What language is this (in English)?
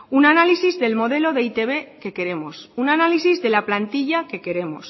Spanish